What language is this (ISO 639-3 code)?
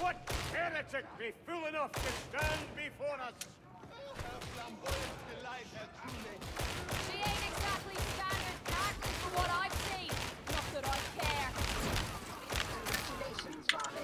nld